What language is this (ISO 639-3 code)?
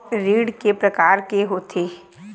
hne